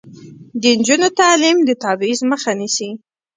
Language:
Pashto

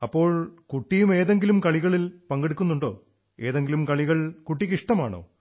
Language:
Malayalam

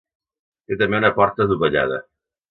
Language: Catalan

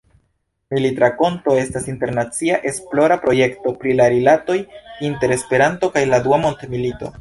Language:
Esperanto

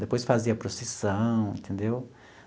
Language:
Portuguese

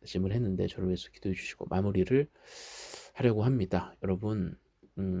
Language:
Korean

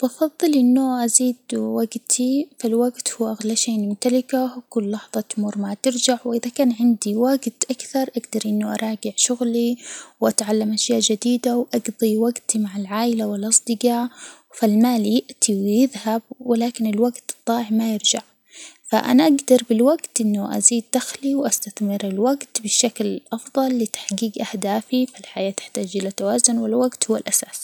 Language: Hijazi Arabic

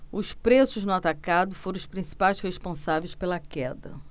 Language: Portuguese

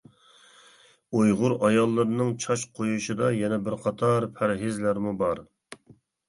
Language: Uyghur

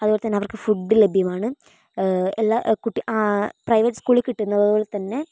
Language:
Malayalam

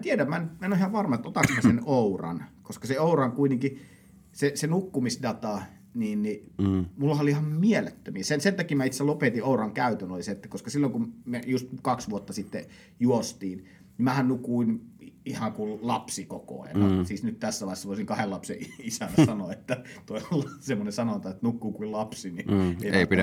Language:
Finnish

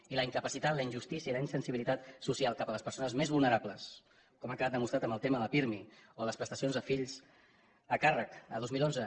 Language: Catalan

